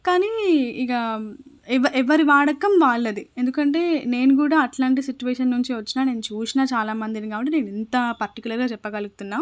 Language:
Telugu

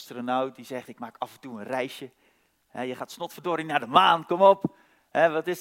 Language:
Dutch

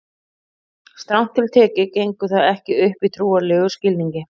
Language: Icelandic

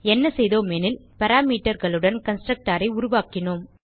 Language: Tamil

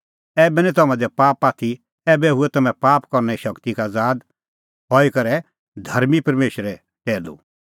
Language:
Kullu Pahari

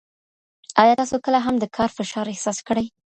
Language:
Pashto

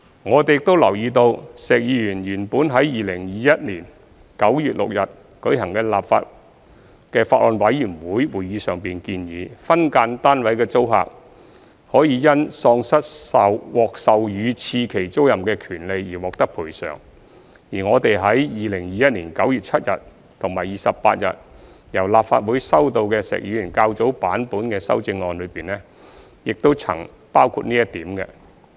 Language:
Cantonese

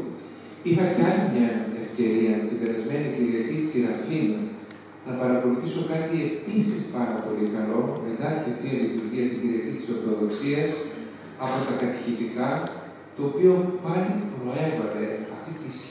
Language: Greek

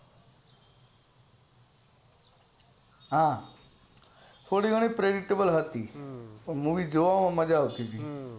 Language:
Gujarati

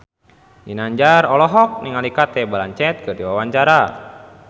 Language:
Sundanese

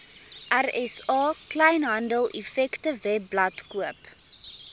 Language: Afrikaans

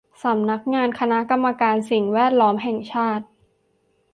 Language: Thai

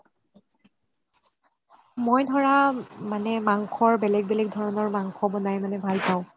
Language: Assamese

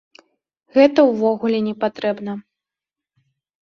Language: Belarusian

